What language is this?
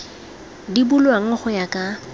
Tswana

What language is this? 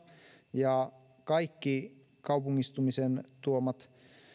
Finnish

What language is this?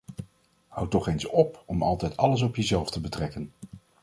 Dutch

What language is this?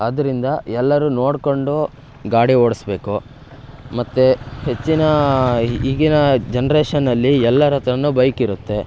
Kannada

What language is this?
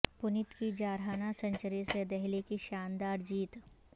Urdu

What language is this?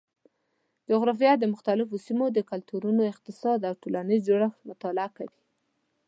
Pashto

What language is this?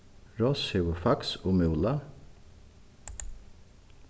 Faroese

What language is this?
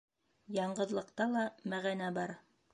Bashkir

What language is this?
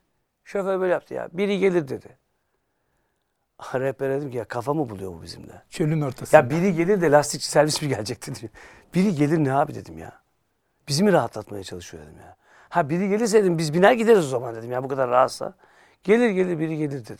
Turkish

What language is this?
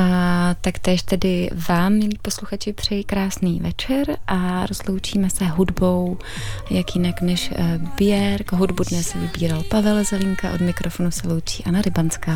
Czech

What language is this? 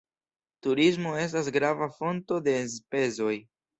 Esperanto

